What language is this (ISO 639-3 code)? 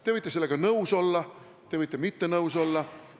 est